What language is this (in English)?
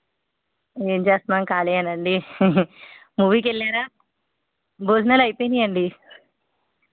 Telugu